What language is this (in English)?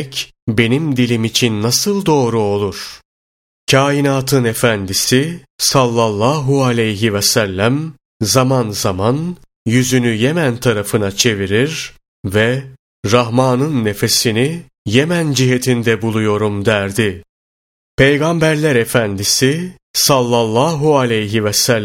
Turkish